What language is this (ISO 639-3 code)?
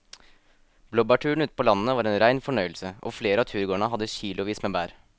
nor